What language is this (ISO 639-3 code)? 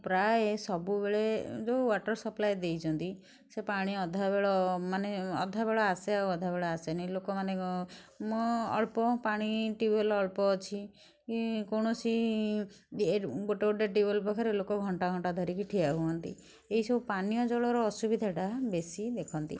ori